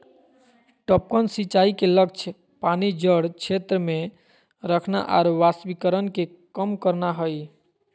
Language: Magahi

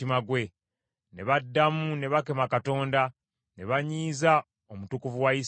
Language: Ganda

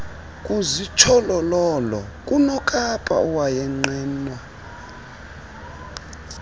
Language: Xhosa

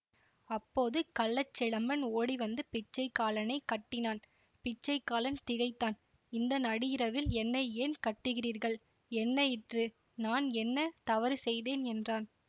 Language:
Tamil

